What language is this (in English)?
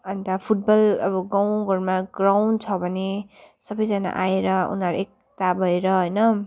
Nepali